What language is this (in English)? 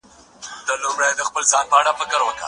Pashto